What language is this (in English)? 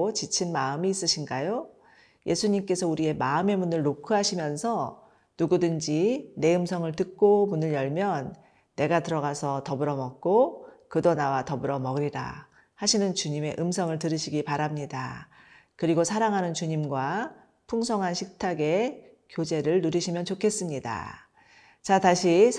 Korean